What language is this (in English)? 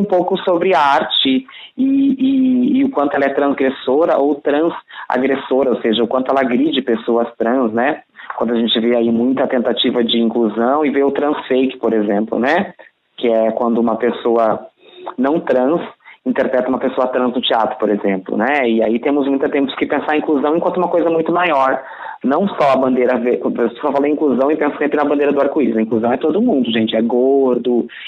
Portuguese